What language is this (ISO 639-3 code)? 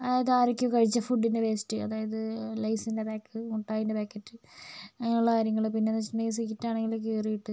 mal